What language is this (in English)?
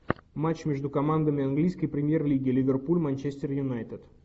Russian